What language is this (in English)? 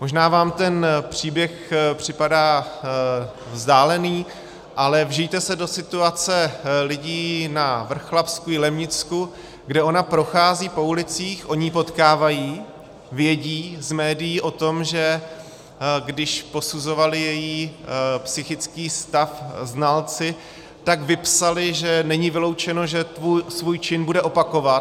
Czech